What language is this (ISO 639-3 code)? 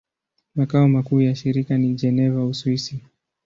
swa